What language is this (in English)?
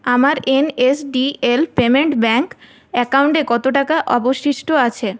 Bangla